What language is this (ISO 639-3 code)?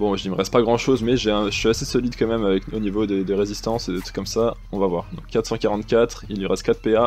fra